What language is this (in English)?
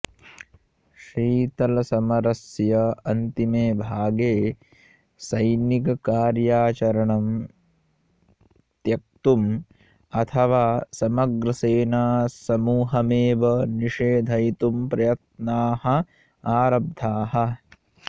Sanskrit